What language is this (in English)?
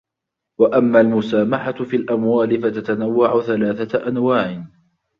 Arabic